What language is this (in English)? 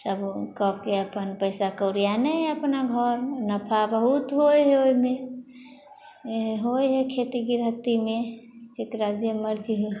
Maithili